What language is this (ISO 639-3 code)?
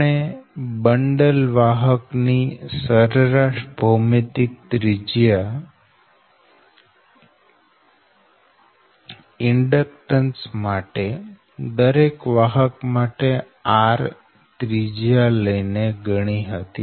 guj